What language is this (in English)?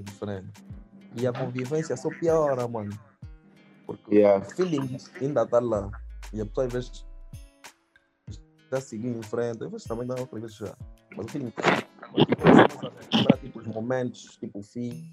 Portuguese